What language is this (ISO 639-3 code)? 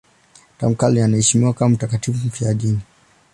swa